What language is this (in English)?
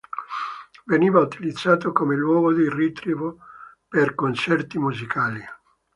Italian